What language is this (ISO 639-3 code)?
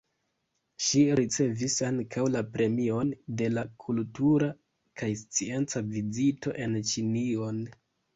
epo